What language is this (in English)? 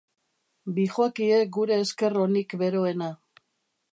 Basque